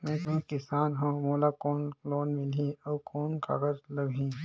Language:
Chhattisgarhi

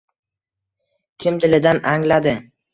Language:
Uzbek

